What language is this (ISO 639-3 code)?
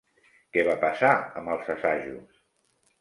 cat